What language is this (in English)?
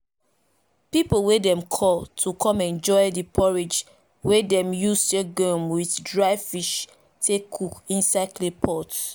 Nigerian Pidgin